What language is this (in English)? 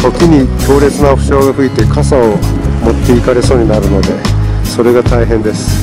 Japanese